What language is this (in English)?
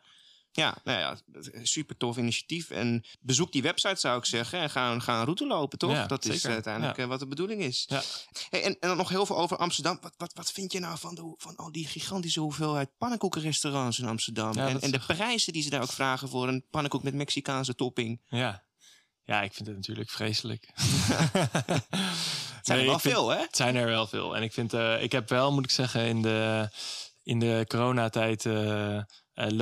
Dutch